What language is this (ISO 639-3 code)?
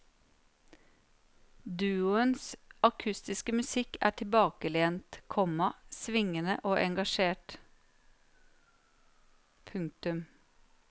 nor